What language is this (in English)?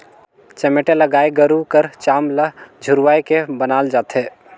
Chhattisgarhi